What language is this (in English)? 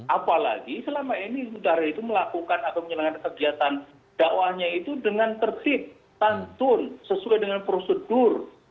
Indonesian